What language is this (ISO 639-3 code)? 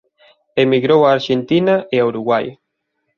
glg